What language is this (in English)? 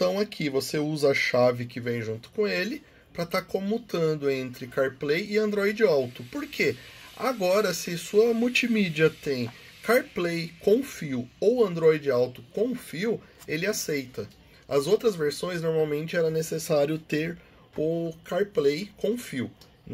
Portuguese